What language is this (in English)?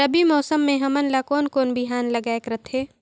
Chhattisgarhi